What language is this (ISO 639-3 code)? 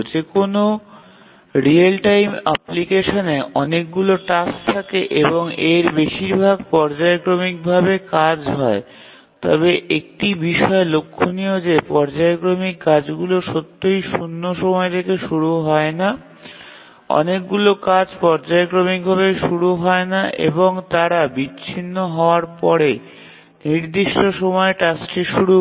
ben